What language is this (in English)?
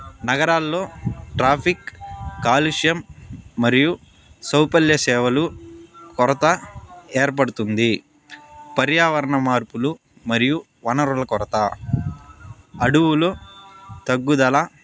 Telugu